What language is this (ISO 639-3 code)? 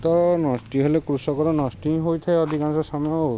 ori